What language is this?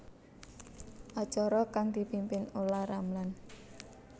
Javanese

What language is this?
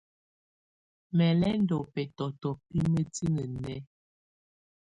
Tunen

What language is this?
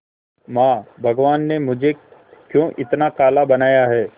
Hindi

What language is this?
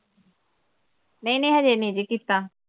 Punjabi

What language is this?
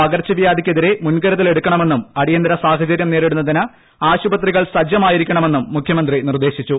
Malayalam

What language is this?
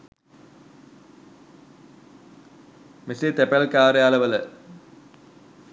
Sinhala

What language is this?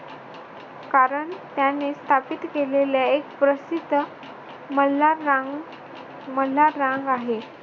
Marathi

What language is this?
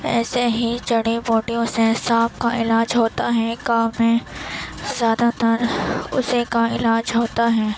Urdu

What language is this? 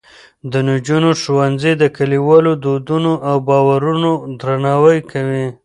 Pashto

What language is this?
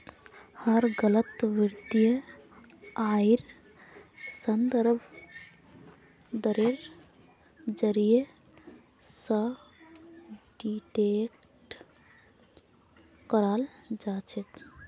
Magahi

